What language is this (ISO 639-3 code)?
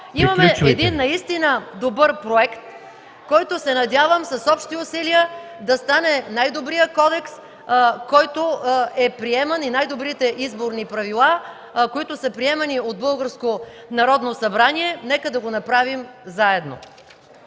bul